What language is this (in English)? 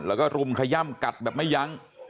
Thai